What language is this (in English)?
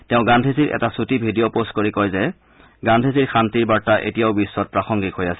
Assamese